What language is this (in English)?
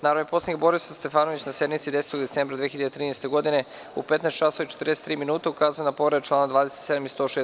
Serbian